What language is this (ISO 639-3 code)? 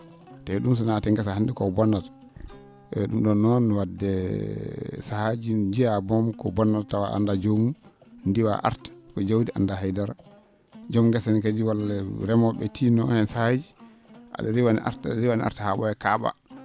ful